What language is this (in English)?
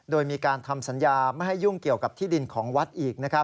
Thai